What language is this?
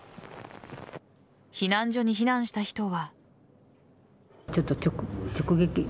Japanese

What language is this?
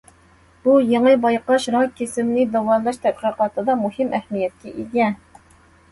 Uyghur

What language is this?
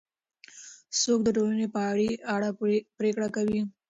Pashto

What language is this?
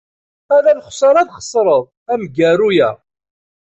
Kabyle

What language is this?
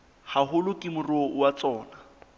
Southern Sotho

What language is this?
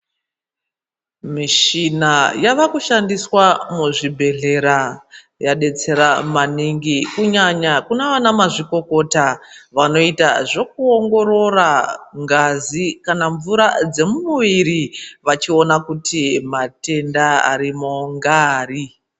Ndau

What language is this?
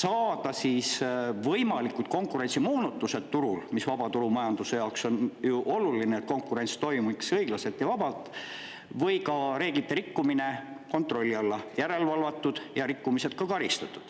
Estonian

